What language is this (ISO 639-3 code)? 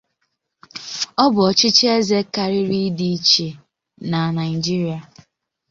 ibo